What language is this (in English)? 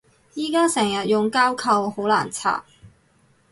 Cantonese